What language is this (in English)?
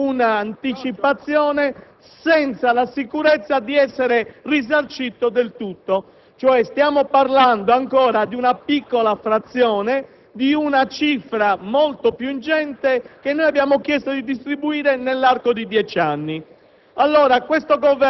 Italian